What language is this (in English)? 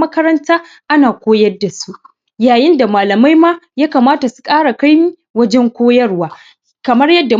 Hausa